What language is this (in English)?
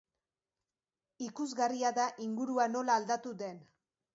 Basque